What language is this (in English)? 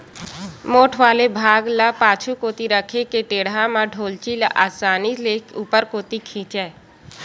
Chhattisgarhi